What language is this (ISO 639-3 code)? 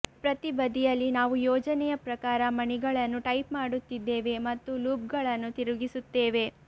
kan